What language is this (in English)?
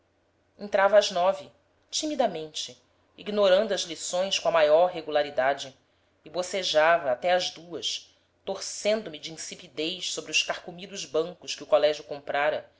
Portuguese